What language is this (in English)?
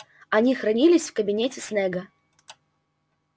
Russian